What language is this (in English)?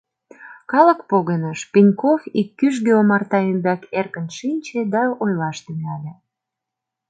Mari